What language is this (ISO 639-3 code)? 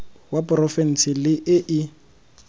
tsn